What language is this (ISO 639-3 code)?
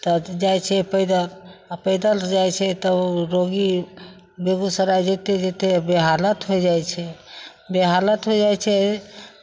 mai